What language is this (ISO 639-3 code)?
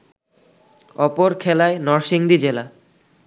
ben